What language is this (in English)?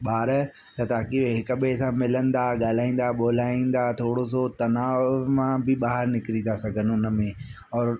Sindhi